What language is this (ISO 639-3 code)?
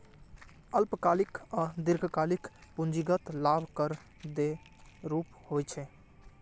mai